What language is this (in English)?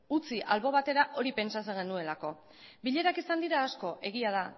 Basque